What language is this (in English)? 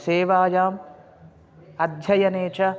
Sanskrit